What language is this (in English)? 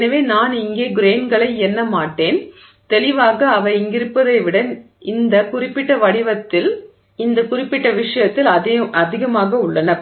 Tamil